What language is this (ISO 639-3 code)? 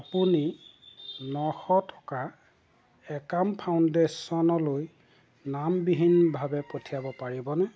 asm